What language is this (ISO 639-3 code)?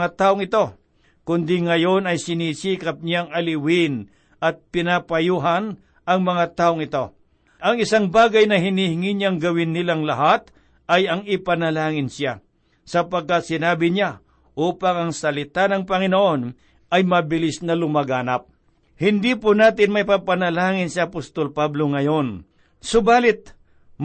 fil